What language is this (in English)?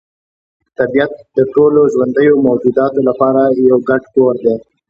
Pashto